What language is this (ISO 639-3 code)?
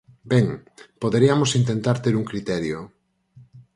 glg